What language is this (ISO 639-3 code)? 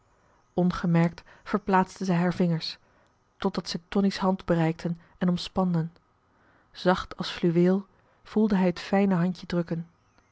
nld